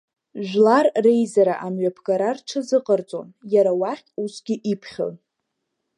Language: Abkhazian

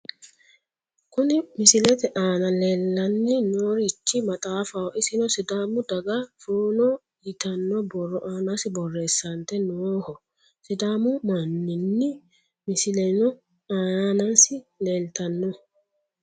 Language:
Sidamo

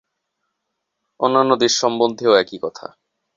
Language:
Bangla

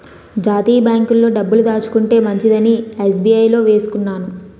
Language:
Telugu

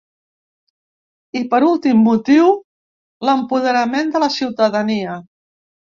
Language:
Catalan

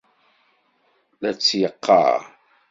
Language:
Kabyle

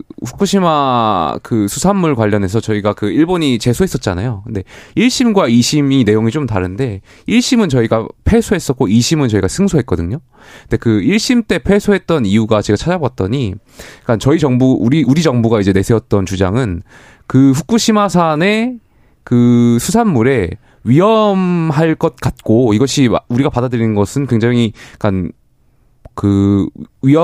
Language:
Korean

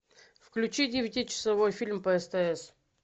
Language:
Russian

